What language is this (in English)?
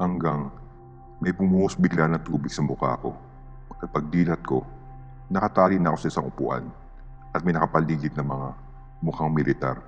Filipino